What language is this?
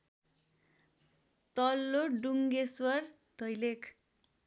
Nepali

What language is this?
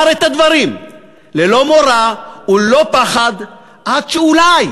Hebrew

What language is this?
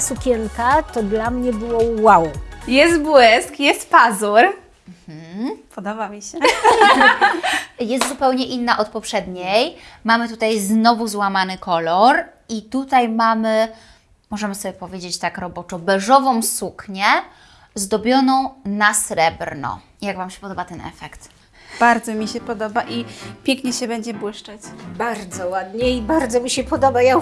Polish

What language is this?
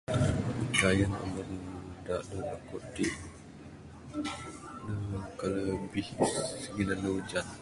Bukar-Sadung Bidayuh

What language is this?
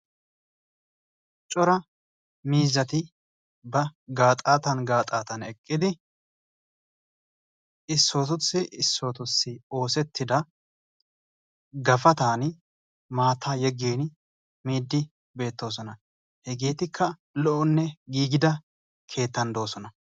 Wolaytta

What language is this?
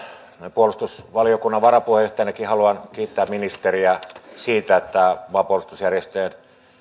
Finnish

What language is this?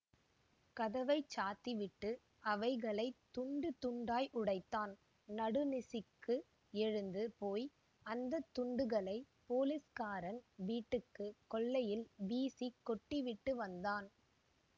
Tamil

